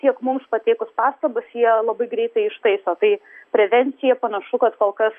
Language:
Lithuanian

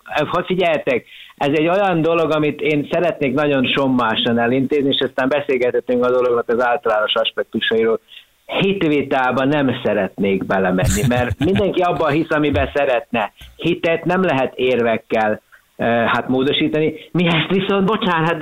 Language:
Hungarian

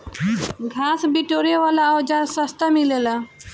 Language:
Bhojpuri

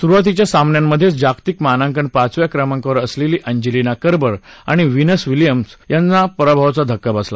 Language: Marathi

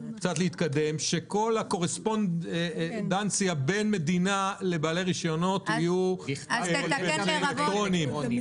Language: Hebrew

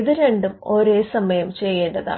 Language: Malayalam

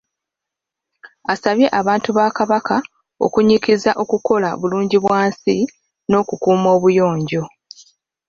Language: Ganda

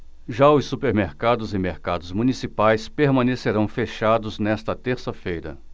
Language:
Portuguese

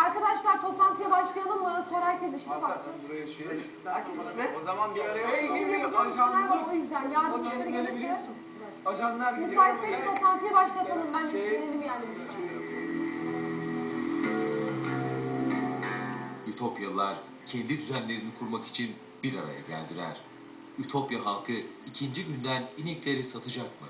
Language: Turkish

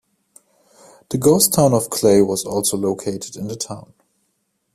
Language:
English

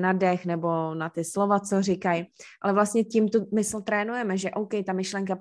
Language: Czech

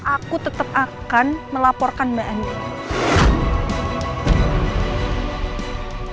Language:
Indonesian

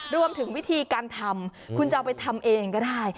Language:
Thai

